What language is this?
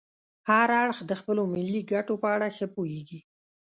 Pashto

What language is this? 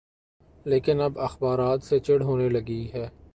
Urdu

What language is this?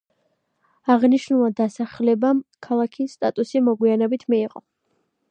Georgian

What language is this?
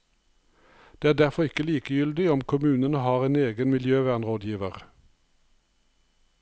Norwegian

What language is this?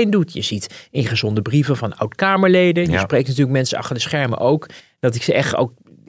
Dutch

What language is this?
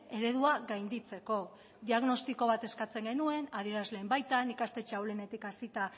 Basque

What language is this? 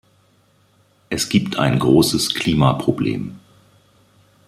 German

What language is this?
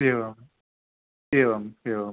Sanskrit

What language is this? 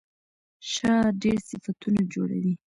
Pashto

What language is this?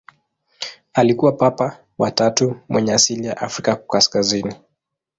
Swahili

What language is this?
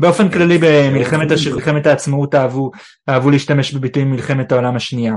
Hebrew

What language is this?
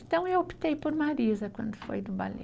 Portuguese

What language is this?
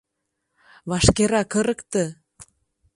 Mari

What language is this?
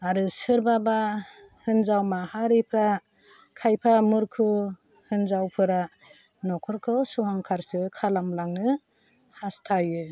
Bodo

